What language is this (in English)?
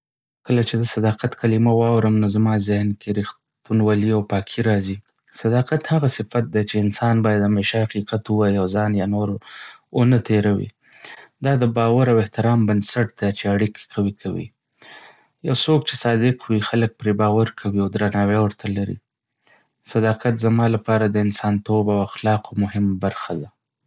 Pashto